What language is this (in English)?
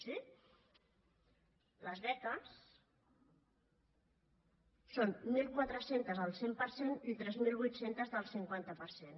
Catalan